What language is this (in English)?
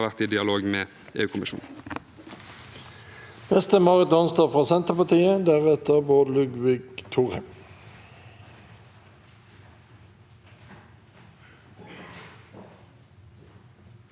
Norwegian